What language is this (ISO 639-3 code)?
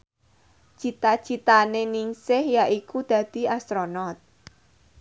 jav